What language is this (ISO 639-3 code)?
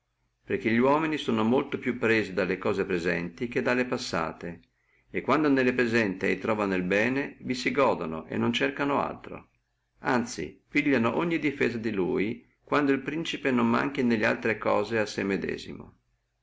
ita